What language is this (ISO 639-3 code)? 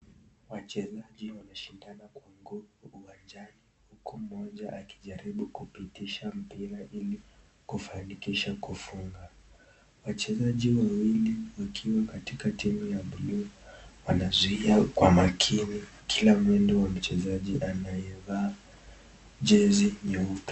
swa